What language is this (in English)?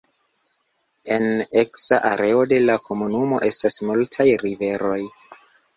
Esperanto